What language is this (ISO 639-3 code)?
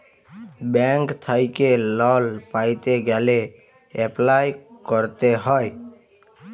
ben